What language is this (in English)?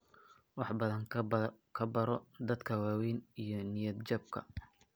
Somali